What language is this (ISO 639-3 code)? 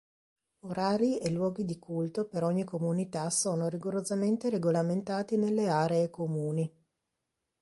ita